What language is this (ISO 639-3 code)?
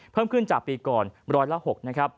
tha